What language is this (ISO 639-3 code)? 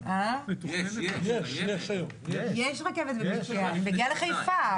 heb